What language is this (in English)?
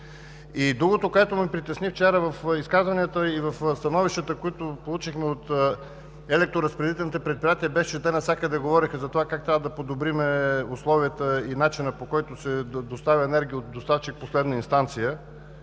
Bulgarian